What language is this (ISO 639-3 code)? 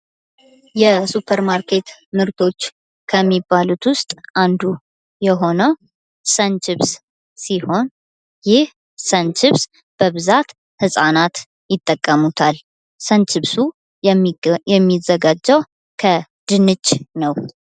amh